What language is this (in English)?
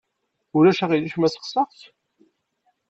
Kabyle